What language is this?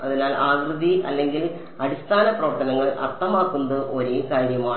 Malayalam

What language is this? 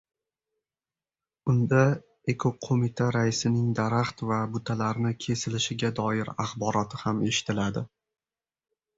Uzbek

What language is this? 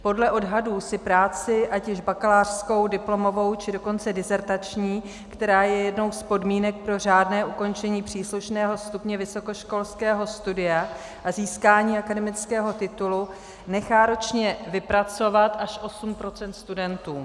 Czech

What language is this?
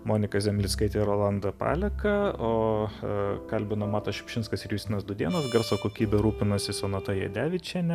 Lithuanian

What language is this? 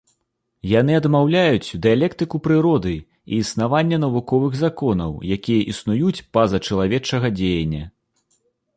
Belarusian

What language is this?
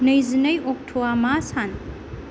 Bodo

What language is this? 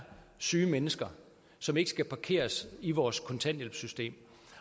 Danish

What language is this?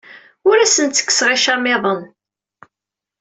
Kabyle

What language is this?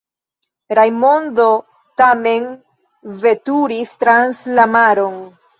Esperanto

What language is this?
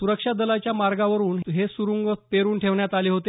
Marathi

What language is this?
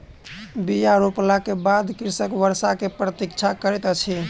Maithili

